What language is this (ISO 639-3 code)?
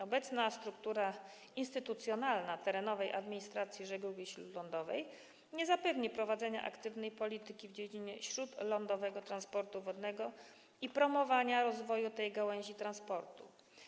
pol